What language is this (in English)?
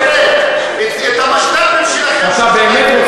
Hebrew